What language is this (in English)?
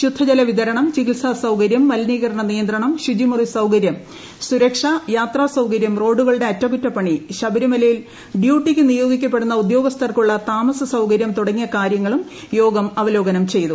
Malayalam